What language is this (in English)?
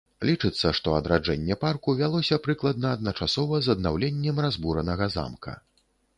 Belarusian